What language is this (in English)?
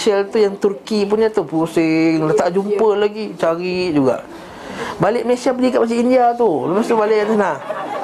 Malay